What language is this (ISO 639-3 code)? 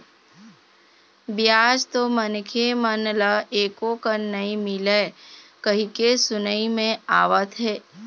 hne